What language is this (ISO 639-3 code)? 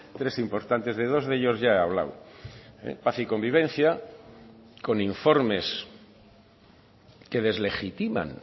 spa